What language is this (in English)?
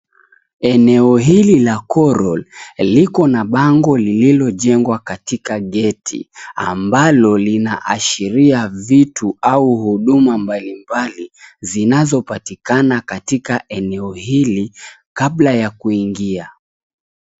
Swahili